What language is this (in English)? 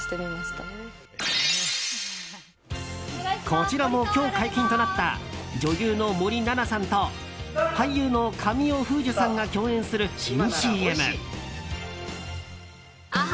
Japanese